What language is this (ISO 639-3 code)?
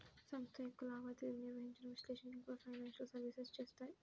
tel